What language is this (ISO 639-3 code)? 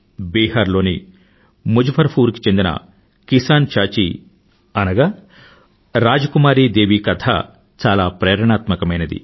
tel